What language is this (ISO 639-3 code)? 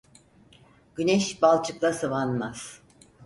tur